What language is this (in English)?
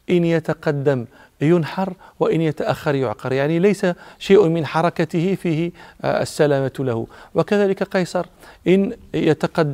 Arabic